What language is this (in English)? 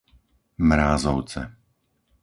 Slovak